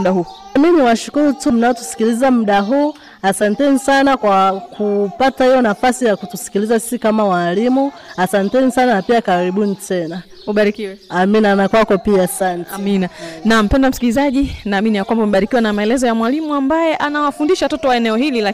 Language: Swahili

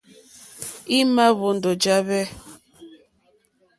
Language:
Mokpwe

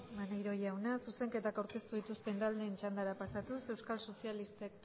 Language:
Basque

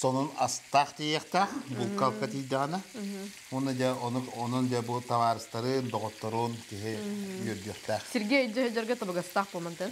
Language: Turkish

